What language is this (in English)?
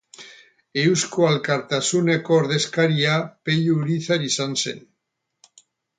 Basque